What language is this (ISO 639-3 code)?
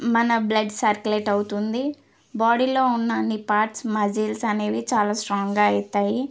tel